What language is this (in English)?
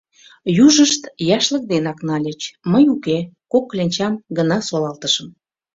Mari